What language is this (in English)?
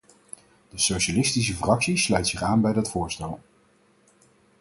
Dutch